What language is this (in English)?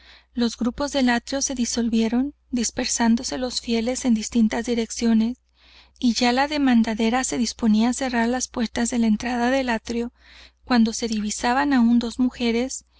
Spanish